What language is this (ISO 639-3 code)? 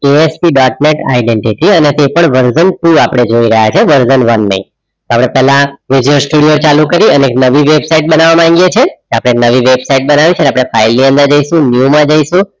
guj